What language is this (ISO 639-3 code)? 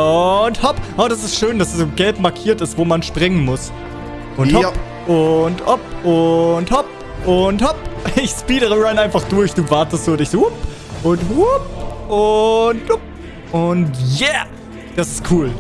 deu